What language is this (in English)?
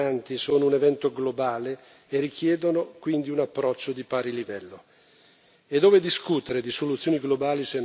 Italian